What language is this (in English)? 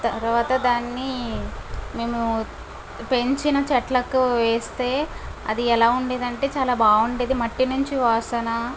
Telugu